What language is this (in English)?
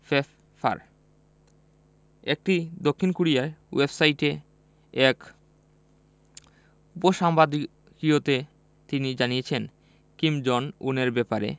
Bangla